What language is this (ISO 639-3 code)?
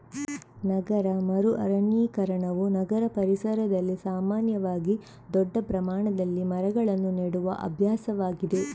kan